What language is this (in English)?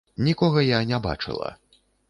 Belarusian